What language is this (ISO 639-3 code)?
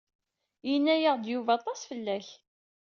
kab